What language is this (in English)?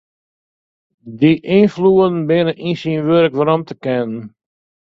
Western Frisian